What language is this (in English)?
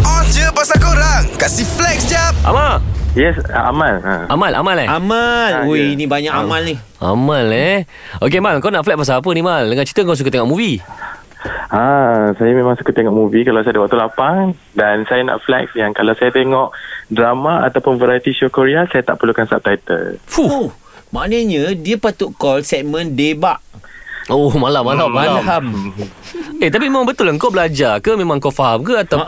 Malay